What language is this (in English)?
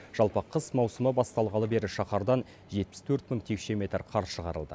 Kazakh